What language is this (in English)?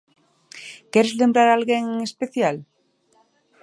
Galician